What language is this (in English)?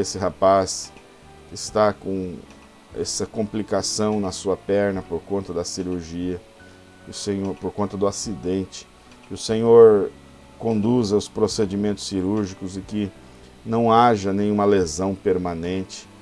Portuguese